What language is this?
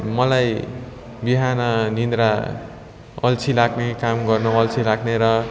Nepali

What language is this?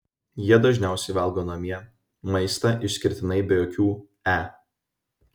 Lithuanian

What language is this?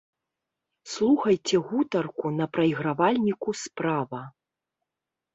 Belarusian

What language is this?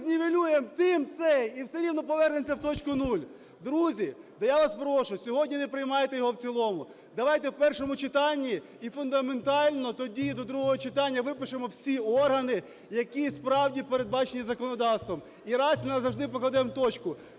Ukrainian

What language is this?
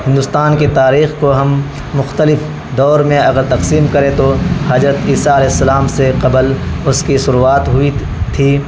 Urdu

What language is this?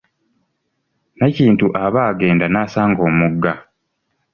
Ganda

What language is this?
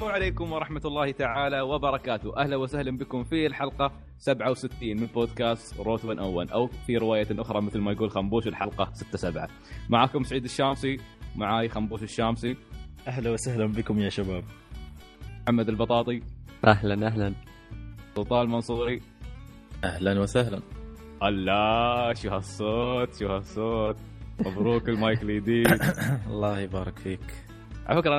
Arabic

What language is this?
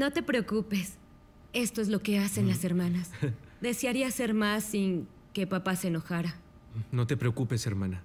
Spanish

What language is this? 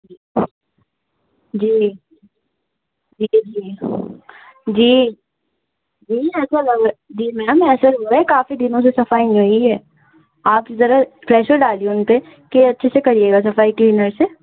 Urdu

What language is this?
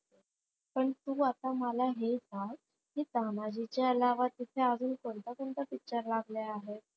Marathi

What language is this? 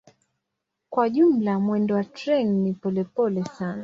Swahili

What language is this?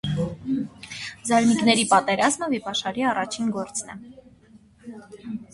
Armenian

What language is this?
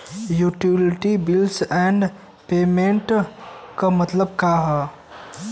Bhojpuri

